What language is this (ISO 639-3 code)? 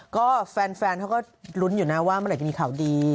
tha